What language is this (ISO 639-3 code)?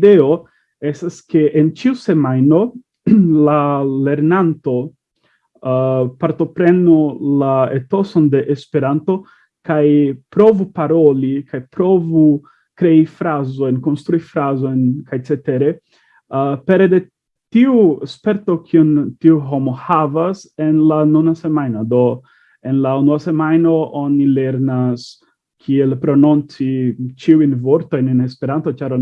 ita